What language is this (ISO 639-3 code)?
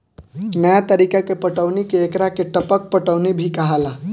bho